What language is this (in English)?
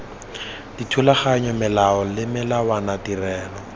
Tswana